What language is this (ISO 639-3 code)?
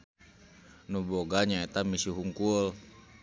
sun